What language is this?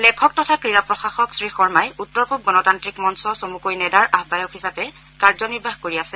Assamese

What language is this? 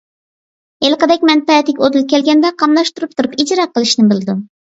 Uyghur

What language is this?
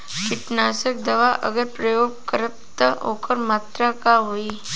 Bhojpuri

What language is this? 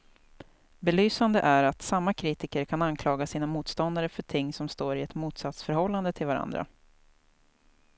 Swedish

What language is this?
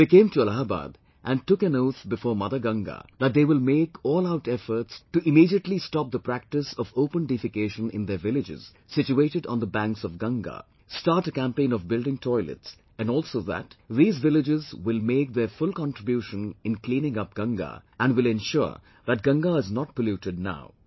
English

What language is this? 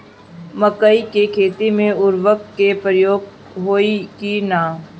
Bhojpuri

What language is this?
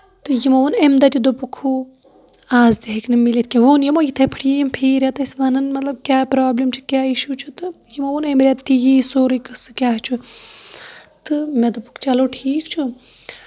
Kashmiri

